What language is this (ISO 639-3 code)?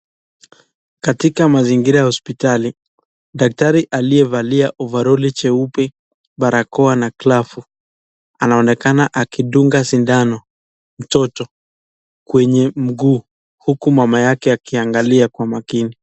swa